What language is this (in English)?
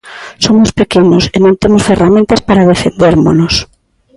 Galician